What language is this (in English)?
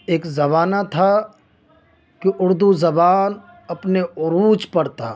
Urdu